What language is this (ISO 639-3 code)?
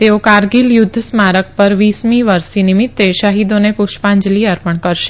guj